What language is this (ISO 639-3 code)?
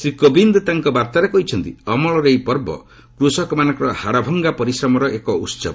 ori